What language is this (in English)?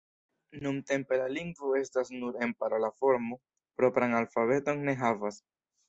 Esperanto